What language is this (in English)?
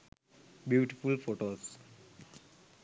Sinhala